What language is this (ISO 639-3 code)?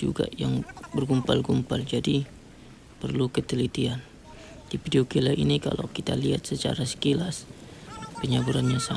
ind